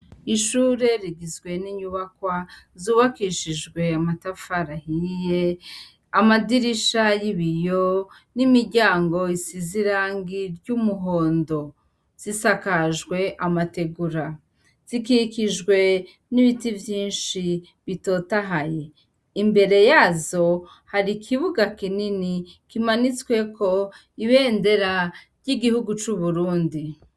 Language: Rundi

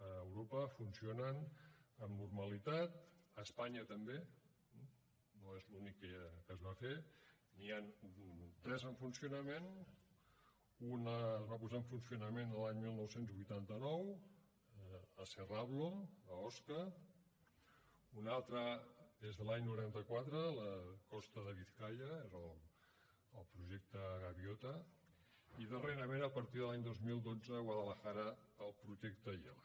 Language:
Catalan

